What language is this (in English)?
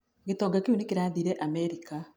Kikuyu